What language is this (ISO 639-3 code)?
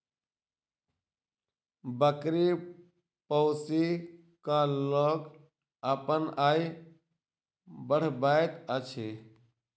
mai